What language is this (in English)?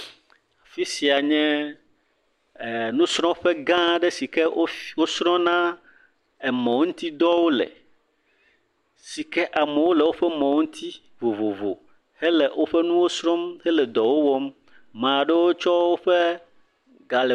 Ewe